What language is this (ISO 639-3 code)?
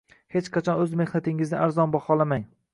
uzb